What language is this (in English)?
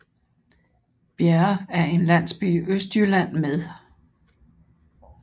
Danish